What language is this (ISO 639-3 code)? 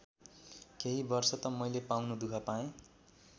nep